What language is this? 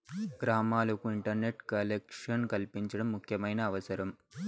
Telugu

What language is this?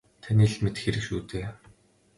Mongolian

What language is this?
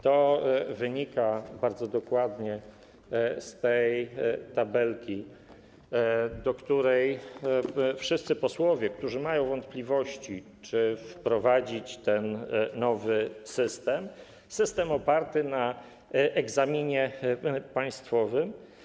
Polish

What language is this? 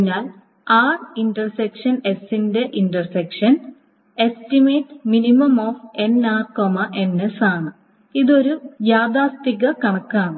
Malayalam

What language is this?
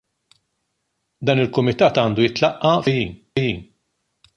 Maltese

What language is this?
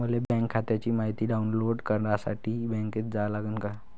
Marathi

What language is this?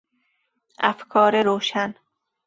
Persian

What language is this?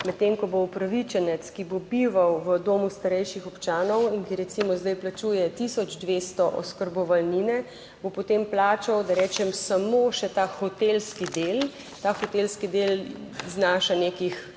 Slovenian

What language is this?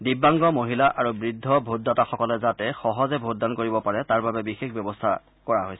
Assamese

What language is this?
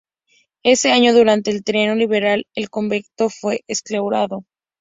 Spanish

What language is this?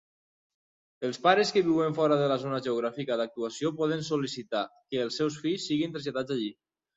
Catalan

